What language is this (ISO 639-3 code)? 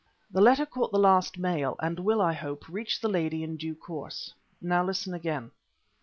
eng